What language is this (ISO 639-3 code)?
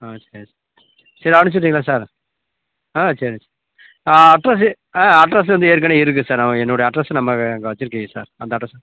tam